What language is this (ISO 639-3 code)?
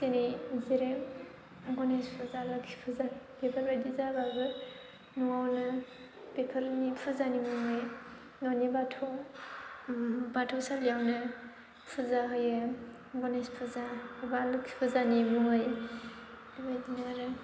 brx